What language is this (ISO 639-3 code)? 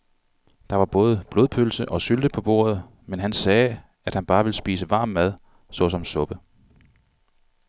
dan